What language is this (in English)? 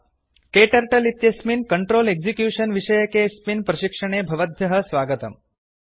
Sanskrit